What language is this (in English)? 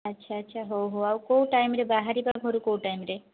Odia